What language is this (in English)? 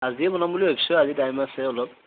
Assamese